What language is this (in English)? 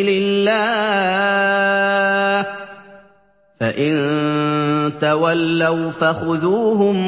Arabic